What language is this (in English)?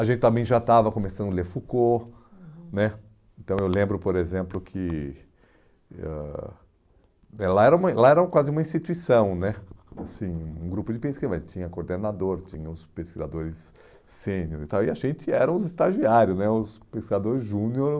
Portuguese